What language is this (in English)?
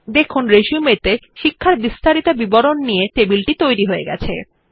Bangla